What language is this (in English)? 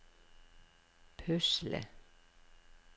Norwegian